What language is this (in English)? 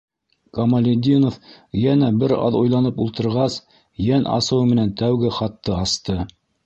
Bashkir